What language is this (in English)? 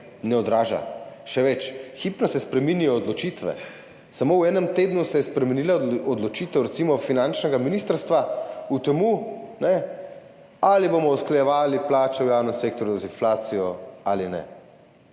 Slovenian